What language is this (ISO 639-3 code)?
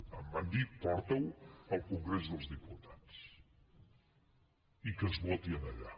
cat